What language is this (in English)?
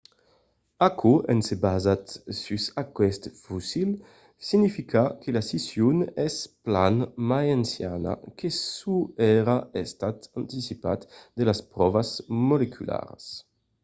Occitan